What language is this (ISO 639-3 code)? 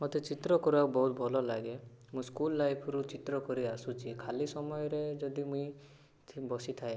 ori